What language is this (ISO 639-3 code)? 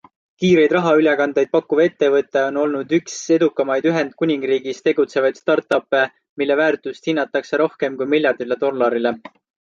est